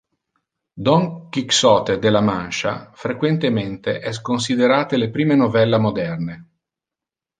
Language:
Interlingua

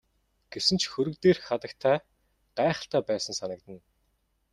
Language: Mongolian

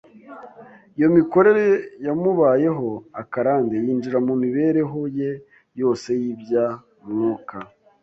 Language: Kinyarwanda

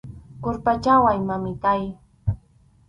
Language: Arequipa-La Unión Quechua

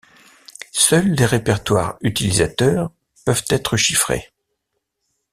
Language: French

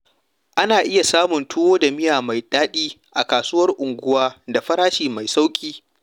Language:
Hausa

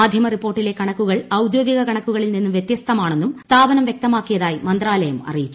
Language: Malayalam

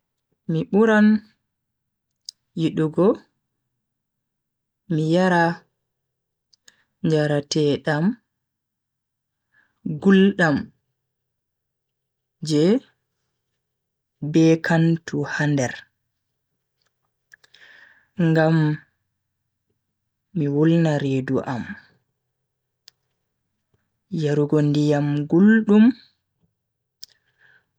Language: Bagirmi Fulfulde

